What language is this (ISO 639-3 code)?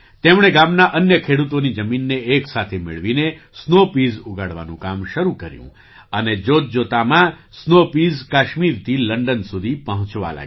guj